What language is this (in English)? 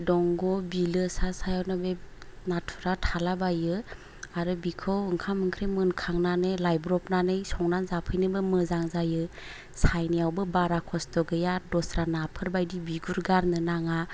Bodo